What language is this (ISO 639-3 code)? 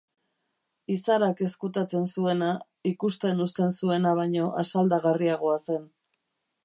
eus